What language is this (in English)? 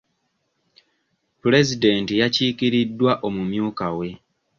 Ganda